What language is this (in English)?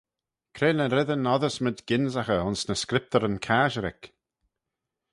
Manx